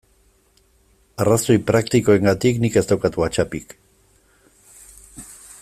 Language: Basque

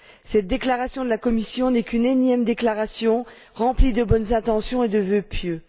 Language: French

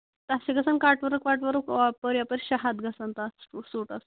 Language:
Kashmiri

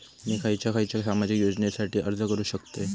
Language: Marathi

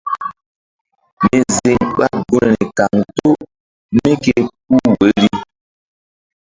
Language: Mbum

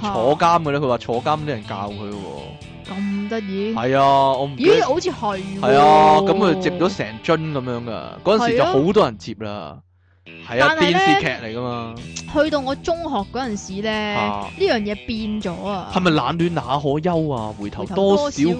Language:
Chinese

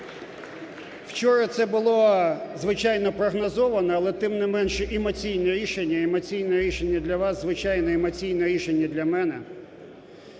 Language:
Ukrainian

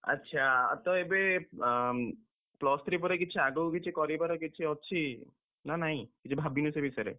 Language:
Odia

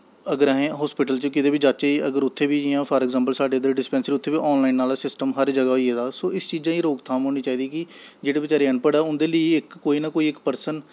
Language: Dogri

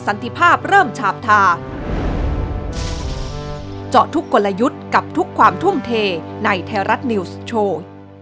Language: Thai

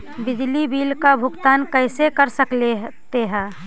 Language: Magahi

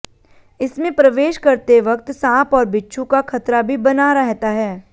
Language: Hindi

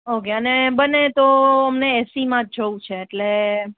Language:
Gujarati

